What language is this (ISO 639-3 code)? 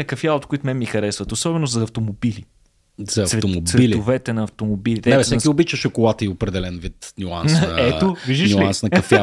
bul